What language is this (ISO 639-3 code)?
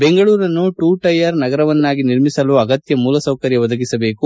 kan